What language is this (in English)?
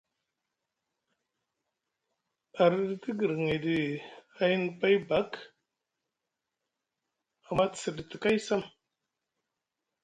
Musgu